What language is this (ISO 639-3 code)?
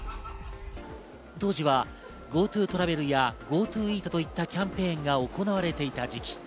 jpn